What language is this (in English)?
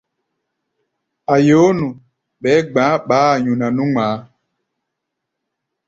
Gbaya